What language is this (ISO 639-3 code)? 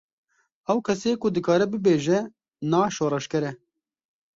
kur